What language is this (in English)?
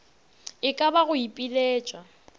Northern Sotho